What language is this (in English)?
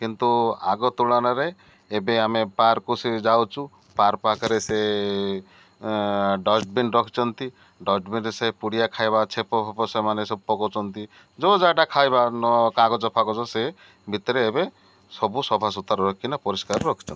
Odia